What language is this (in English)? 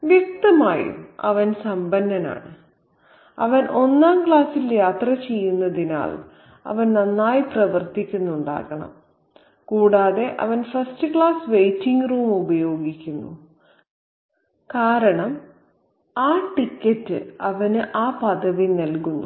Malayalam